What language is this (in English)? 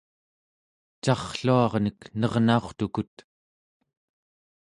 Central Yupik